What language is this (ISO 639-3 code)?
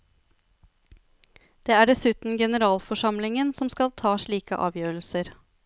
nor